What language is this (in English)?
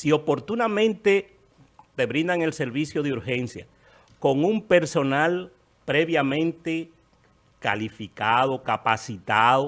Spanish